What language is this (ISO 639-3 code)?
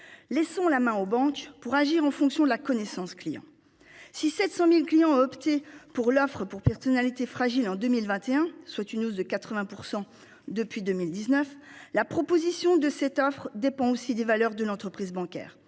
fra